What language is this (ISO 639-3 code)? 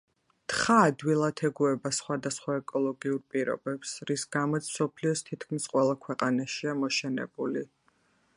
kat